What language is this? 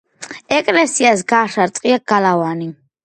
Georgian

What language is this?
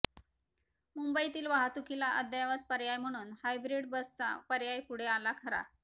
Marathi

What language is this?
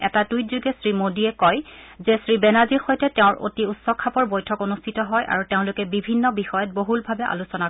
Assamese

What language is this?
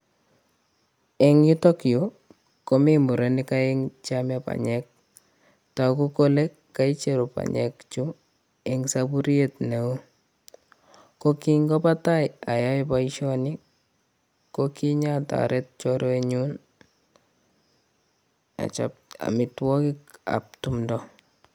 Kalenjin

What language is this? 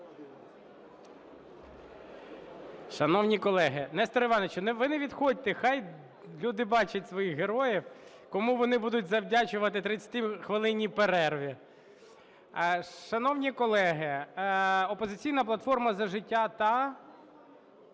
Ukrainian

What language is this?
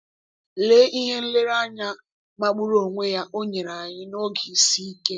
Igbo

